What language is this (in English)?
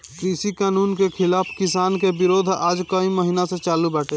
Bhojpuri